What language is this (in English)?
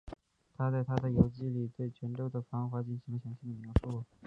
Chinese